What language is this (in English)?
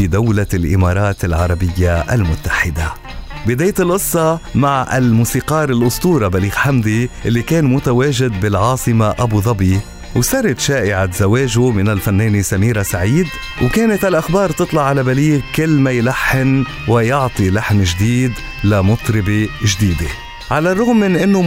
Arabic